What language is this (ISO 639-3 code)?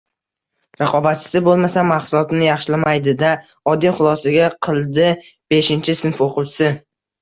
uzb